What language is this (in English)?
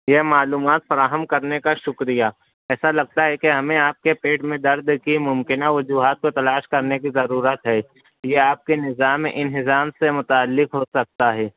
Urdu